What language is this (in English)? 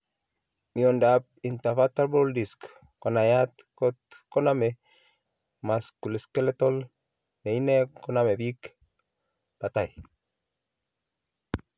Kalenjin